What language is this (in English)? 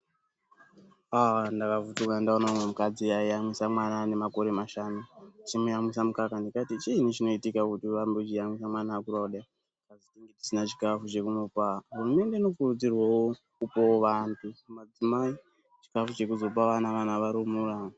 Ndau